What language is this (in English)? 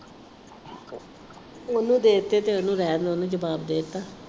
Punjabi